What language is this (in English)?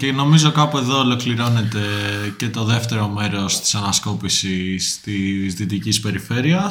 Greek